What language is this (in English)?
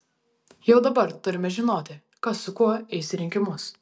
Lithuanian